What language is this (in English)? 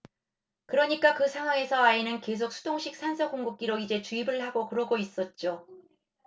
Korean